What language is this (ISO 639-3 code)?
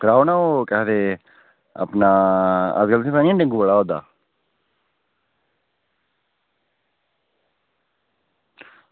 doi